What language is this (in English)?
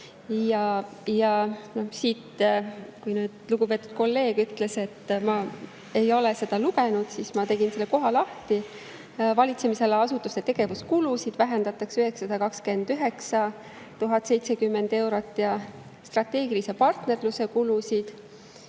Estonian